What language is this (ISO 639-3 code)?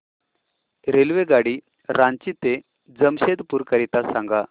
mar